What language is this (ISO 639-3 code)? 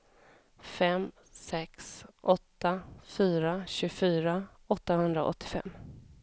swe